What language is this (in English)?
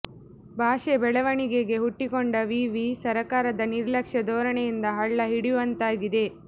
Kannada